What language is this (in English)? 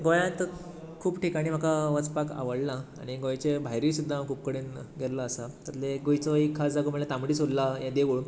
Konkani